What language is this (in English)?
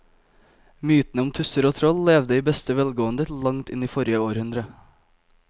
Norwegian